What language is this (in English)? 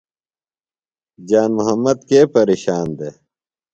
Phalura